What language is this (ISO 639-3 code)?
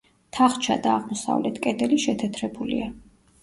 kat